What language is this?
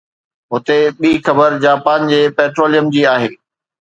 Sindhi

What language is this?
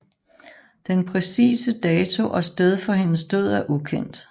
Danish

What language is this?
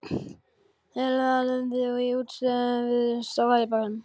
Icelandic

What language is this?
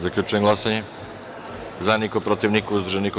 Serbian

